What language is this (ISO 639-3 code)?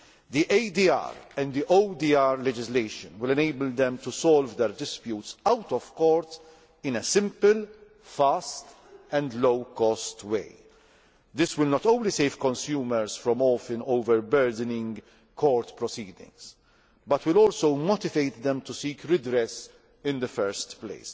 eng